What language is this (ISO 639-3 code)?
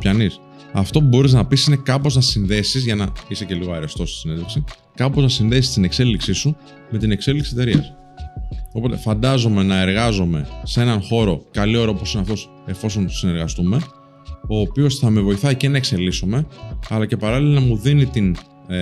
ell